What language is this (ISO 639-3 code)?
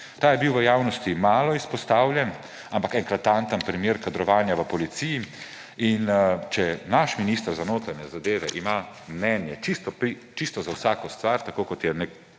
slv